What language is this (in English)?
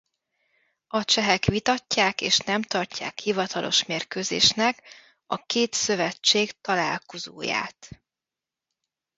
Hungarian